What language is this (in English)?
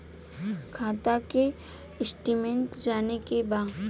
Bhojpuri